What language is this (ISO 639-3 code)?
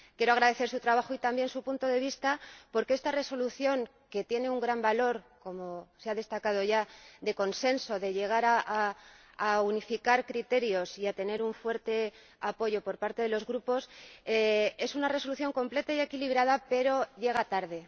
spa